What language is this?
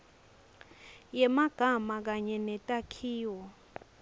Swati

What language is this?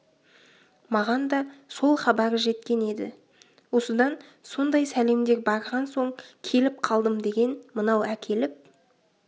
Kazakh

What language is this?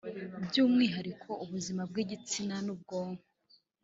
Kinyarwanda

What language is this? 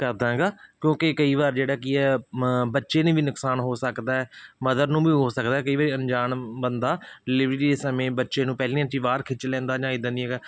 Punjabi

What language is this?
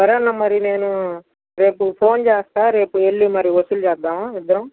Telugu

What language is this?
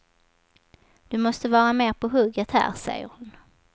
Swedish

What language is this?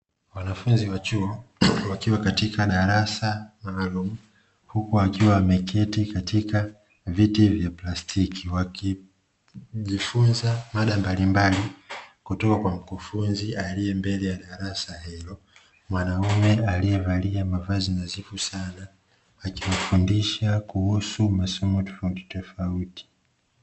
Swahili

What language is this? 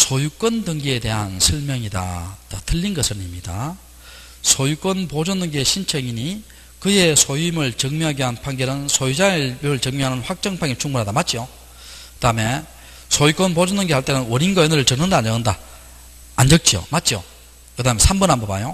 Korean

